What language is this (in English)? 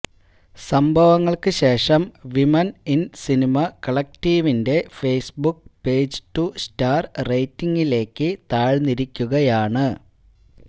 Malayalam